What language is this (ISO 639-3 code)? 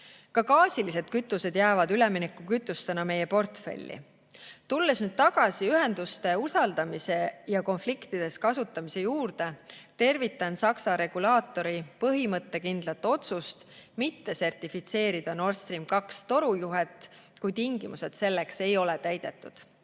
est